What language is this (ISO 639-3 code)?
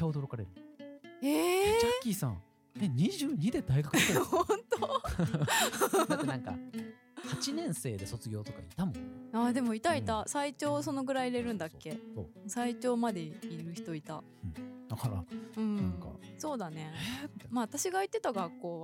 jpn